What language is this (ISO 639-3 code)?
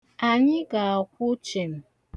ibo